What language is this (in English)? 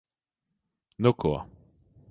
Latvian